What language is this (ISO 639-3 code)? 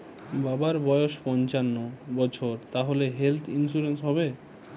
ben